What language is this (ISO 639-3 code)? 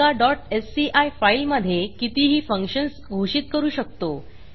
mar